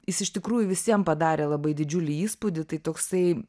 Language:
Lithuanian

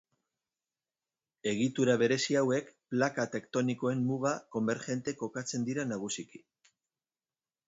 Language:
Basque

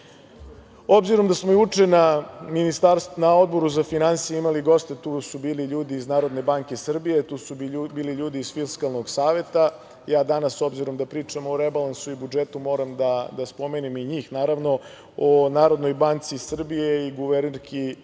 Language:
Serbian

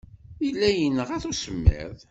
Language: Kabyle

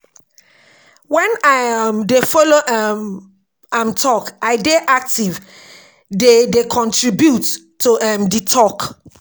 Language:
Nigerian Pidgin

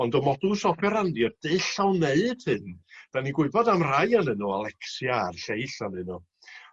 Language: Welsh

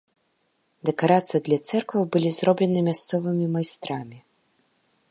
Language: Belarusian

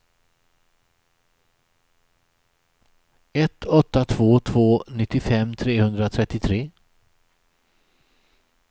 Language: Swedish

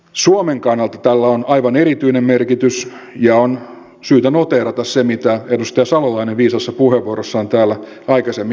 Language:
Finnish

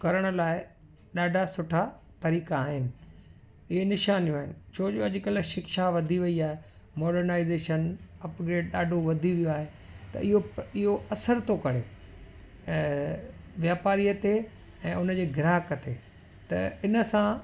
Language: Sindhi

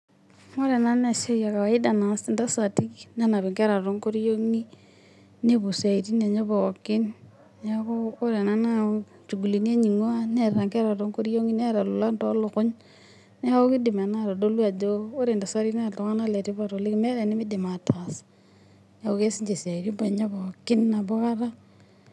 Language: Masai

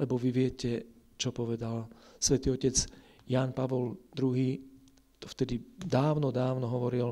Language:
Slovak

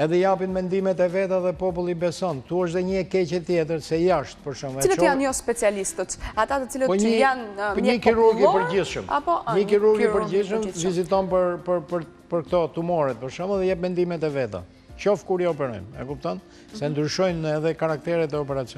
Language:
Romanian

